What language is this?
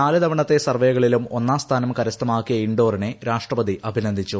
Malayalam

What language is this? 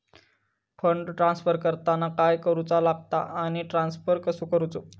Marathi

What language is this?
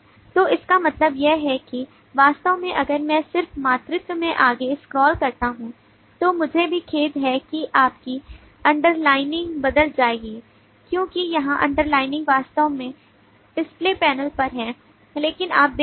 Hindi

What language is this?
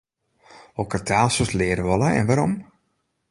Western Frisian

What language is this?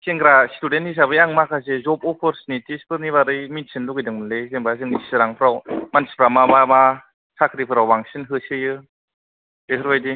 Bodo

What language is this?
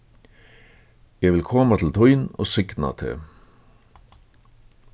Faroese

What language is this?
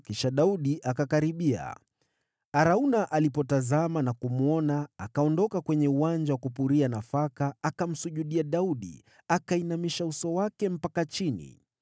Swahili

